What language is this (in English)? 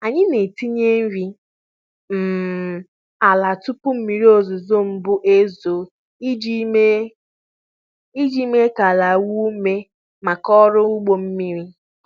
Igbo